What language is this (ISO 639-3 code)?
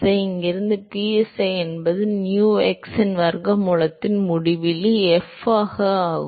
tam